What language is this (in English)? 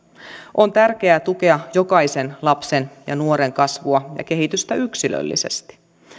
Finnish